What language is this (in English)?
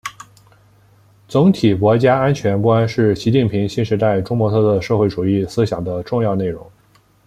Chinese